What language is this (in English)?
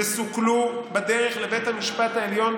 Hebrew